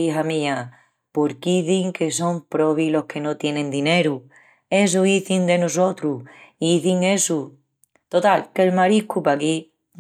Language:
Extremaduran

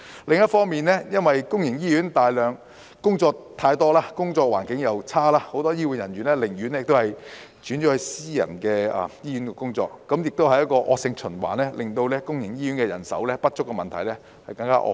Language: Cantonese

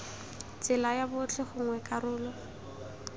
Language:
Tswana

